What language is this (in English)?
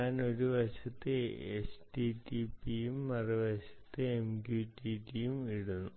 Malayalam